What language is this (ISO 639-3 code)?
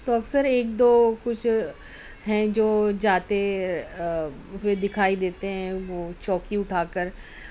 urd